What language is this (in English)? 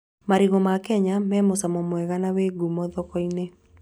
Kikuyu